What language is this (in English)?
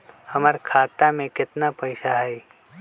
Magahi